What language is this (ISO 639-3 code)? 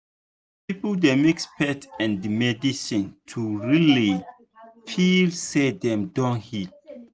pcm